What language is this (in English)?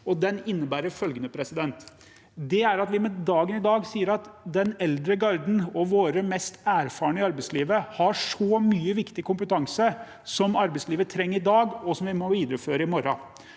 Norwegian